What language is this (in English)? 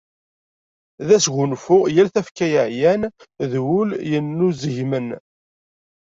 Kabyle